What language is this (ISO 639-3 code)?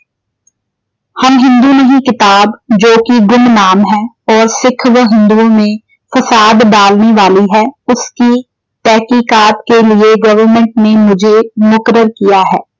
pan